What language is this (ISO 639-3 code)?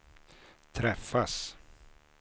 swe